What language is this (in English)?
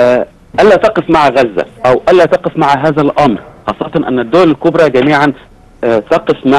Arabic